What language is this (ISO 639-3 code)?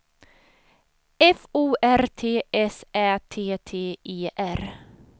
swe